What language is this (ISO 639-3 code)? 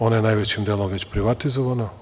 srp